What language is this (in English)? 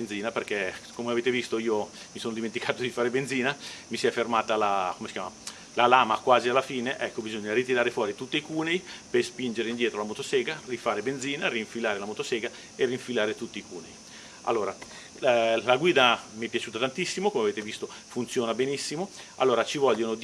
Italian